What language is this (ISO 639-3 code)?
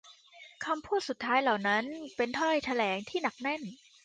tha